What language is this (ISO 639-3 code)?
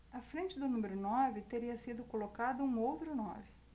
por